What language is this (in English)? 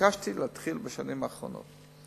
Hebrew